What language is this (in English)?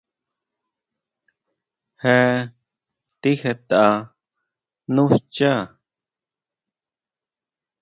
Huautla Mazatec